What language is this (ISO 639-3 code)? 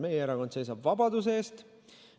est